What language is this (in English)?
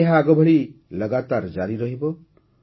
Odia